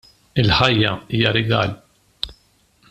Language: Maltese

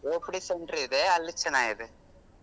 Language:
Kannada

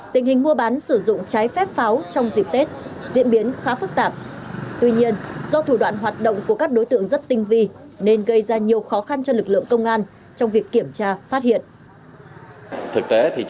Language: Vietnamese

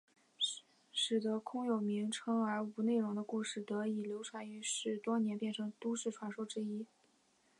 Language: Chinese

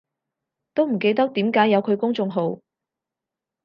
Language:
Cantonese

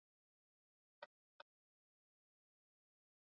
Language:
Swahili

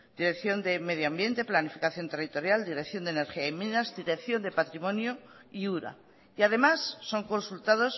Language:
Spanish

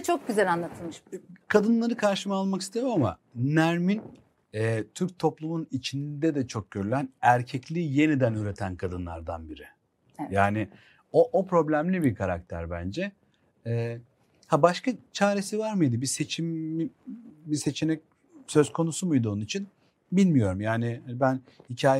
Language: Turkish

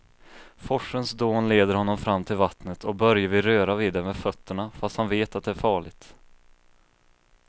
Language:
Swedish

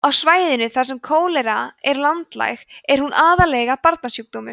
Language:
Icelandic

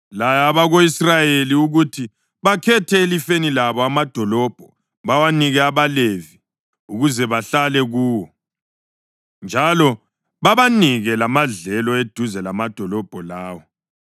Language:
North Ndebele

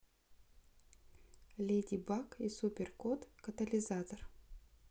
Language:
Russian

